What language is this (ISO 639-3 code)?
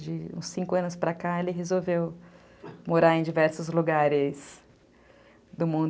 por